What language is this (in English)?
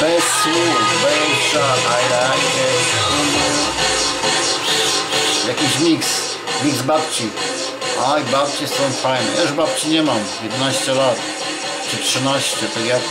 Polish